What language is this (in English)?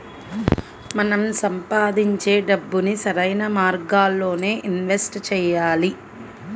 Telugu